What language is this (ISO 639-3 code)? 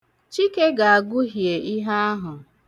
ibo